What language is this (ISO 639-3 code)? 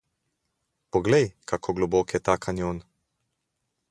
slv